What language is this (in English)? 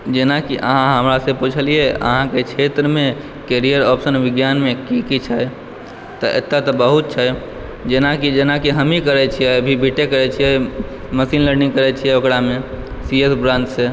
Maithili